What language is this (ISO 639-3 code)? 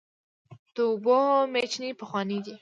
pus